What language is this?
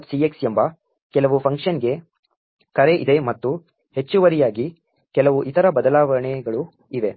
Kannada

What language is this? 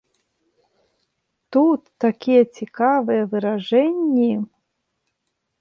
Belarusian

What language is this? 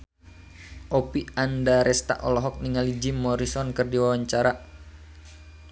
Sundanese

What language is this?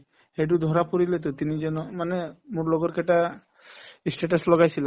Assamese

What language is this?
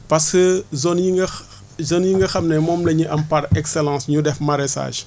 Wolof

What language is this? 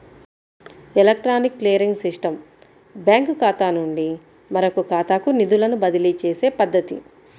Telugu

